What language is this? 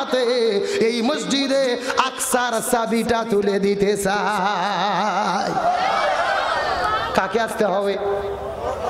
Arabic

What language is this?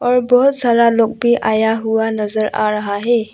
Hindi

